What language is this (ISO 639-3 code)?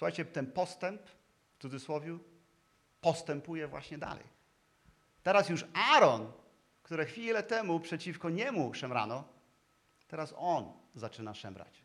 pol